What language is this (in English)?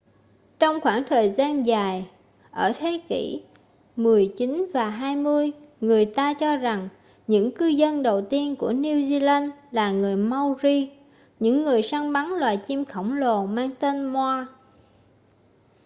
Vietnamese